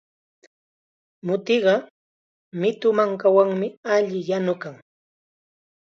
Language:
Chiquián Ancash Quechua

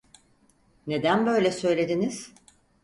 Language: Turkish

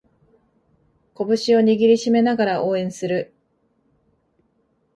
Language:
Japanese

